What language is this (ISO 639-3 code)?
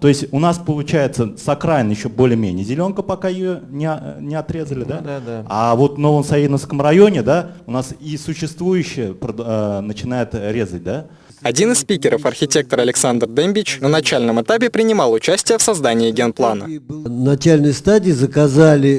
rus